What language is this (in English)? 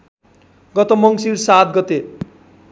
Nepali